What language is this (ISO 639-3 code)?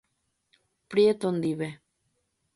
grn